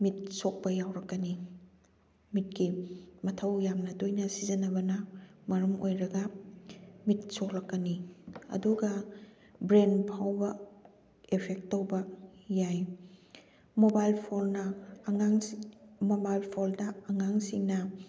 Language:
Manipuri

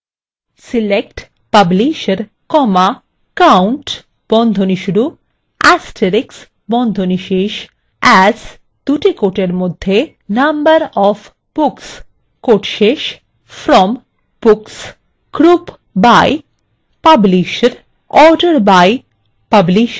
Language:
Bangla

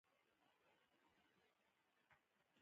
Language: Pashto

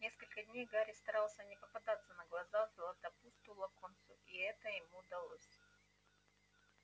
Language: Russian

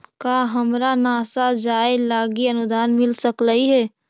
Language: Magahi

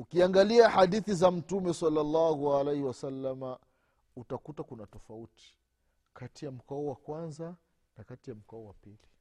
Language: Swahili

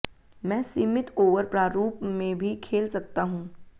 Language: Hindi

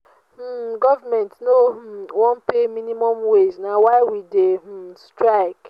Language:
Nigerian Pidgin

